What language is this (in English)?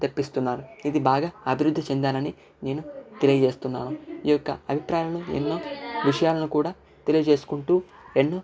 Telugu